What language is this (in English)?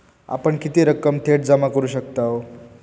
Marathi